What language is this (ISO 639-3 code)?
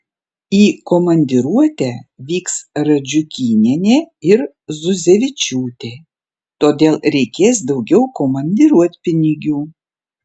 lit